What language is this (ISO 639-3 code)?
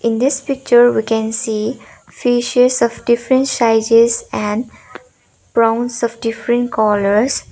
eng